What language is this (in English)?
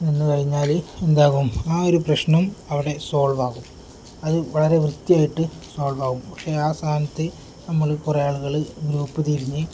Malayalam